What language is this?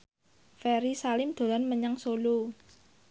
Javanese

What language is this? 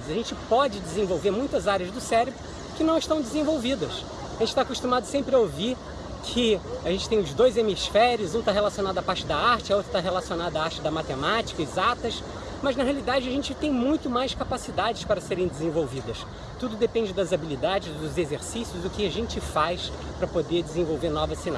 Portuguese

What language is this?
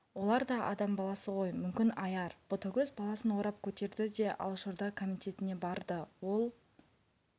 Kazakh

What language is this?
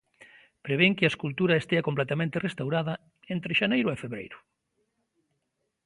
Galician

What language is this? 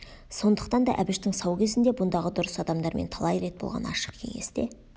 Kazakh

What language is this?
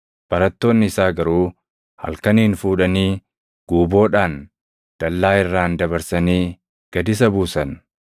Oromo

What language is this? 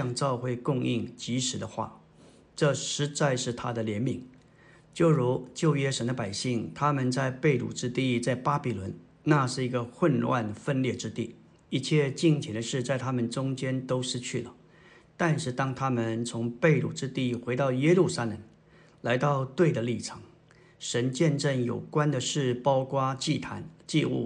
Chinese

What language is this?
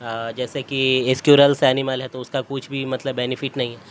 Urdu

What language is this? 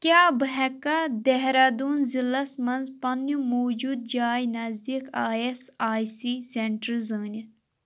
Kashmiri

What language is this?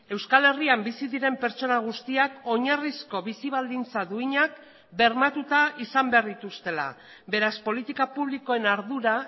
Basque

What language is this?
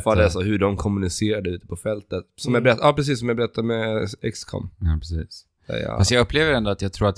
Swedish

